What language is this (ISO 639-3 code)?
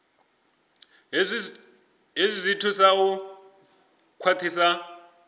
ven